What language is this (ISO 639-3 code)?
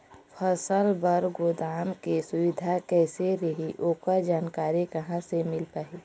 hne